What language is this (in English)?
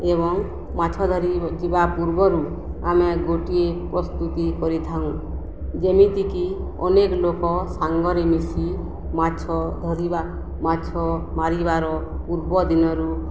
Odia